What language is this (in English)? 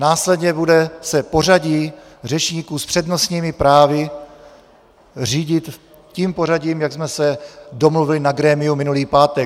Czech